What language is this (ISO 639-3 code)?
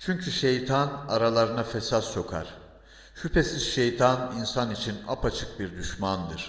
tur